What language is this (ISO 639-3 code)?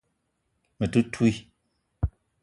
eto